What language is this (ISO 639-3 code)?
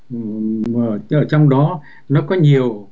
vie